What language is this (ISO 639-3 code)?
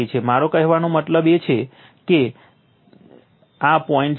guj